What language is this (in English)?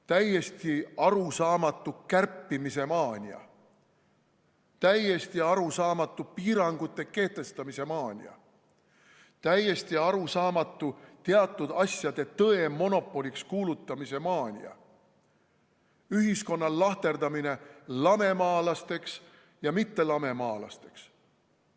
Estonian